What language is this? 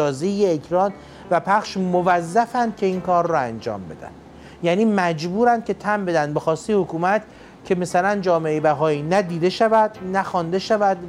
Persian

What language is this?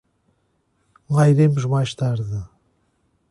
Portuguese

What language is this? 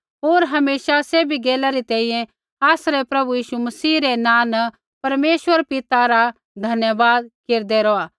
Kullu Pahari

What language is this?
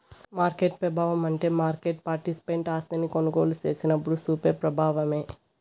Telugu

